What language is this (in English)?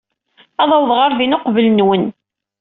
Kabyle